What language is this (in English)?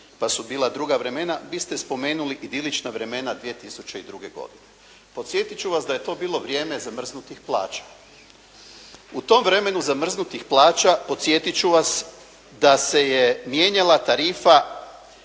Croatian